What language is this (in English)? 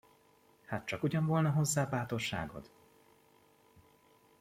Hungarian